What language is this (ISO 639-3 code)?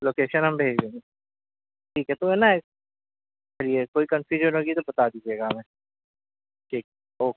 urd